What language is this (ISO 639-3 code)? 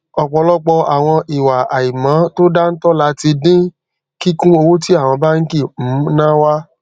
yor